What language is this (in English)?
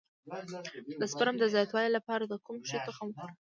Pashto